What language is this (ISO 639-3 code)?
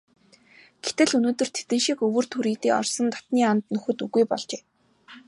mon